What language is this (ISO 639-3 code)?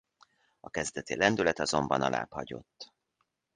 hun